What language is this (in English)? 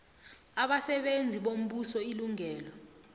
South Ndebele